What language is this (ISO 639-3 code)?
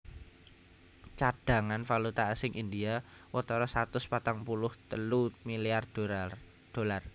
jav